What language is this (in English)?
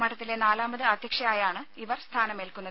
Malayalam